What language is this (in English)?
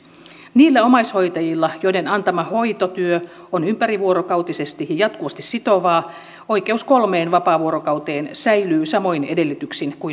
Finnish